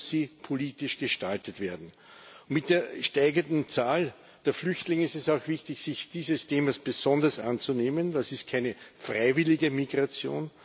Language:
German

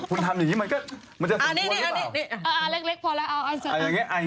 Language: Thai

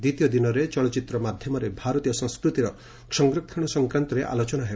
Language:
Odia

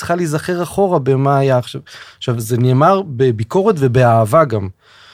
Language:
Hebrew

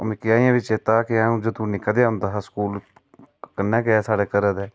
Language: Dogri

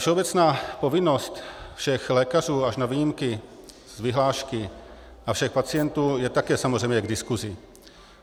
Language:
Czech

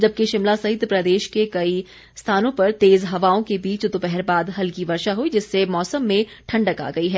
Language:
Hindi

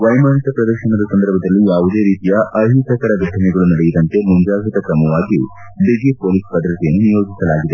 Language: Kannada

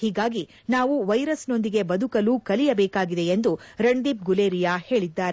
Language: Kannada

